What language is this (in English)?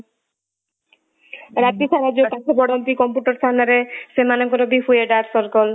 Odia